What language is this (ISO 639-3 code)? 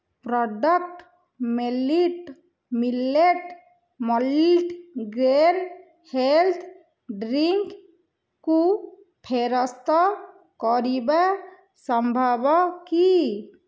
ori